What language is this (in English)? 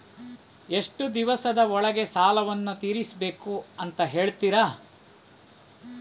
Kannada